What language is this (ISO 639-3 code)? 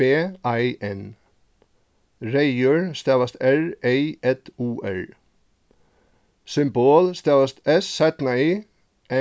fao